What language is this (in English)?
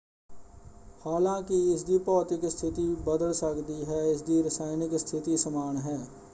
Punjabi